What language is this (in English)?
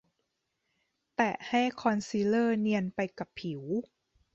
Thai